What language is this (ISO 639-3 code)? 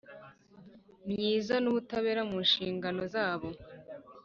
kin